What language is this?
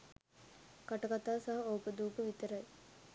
Sinhala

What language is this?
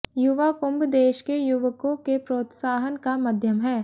Hindi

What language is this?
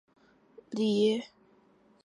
Chinese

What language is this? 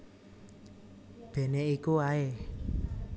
Javanese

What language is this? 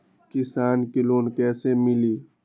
Magahi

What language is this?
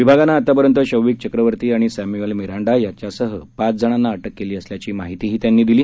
Marathi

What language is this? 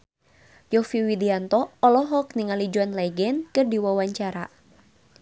Sundanese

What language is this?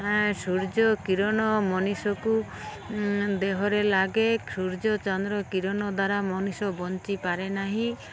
Odia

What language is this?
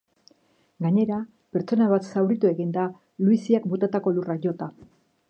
Basque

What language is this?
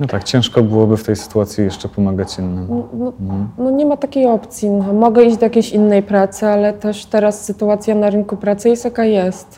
Polish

